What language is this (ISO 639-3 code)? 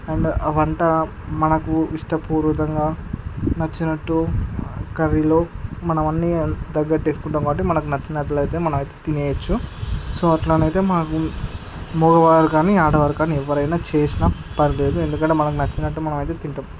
tel